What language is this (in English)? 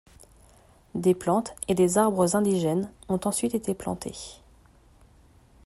French